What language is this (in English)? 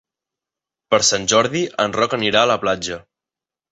Catalan